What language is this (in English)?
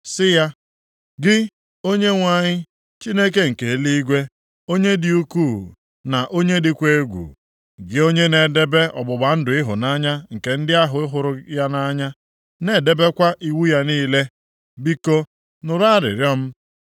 Igbo